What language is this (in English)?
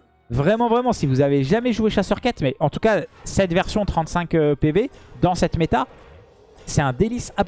French